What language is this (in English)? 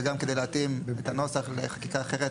Hebrew